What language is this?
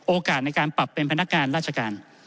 Thai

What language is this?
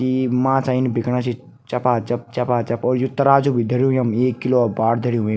Garhwali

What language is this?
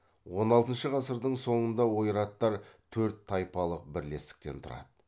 Kazakh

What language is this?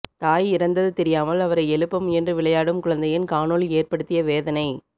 Tamil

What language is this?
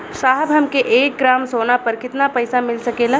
Bhojpuri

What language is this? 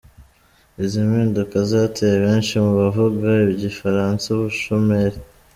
Kinyarwanda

